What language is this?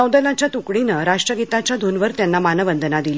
Marathi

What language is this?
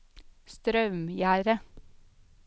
Norwegian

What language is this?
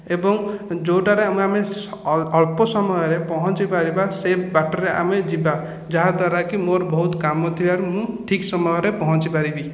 Odia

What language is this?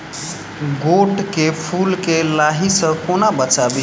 Maithili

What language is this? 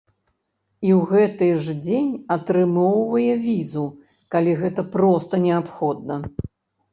Belarusian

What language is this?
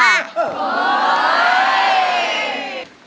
Thai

